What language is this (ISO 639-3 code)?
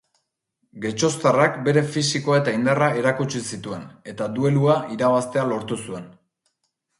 eus